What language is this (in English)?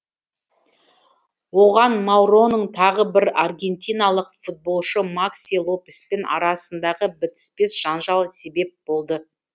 Kazakh